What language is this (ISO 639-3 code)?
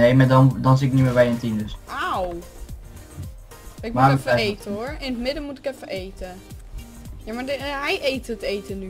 nld